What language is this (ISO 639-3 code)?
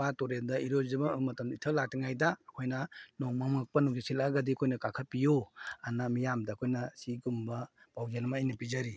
mni